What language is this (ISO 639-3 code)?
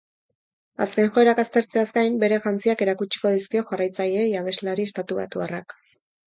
eus